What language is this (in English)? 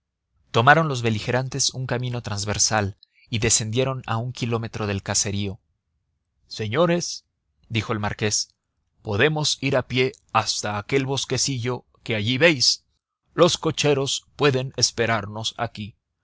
Spanish